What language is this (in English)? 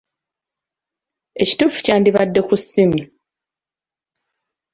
Ganda